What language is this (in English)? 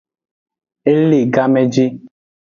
Aja (Benin)